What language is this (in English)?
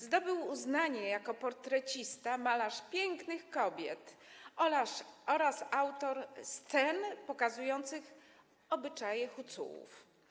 Polish